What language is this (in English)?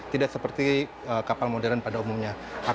Indonesian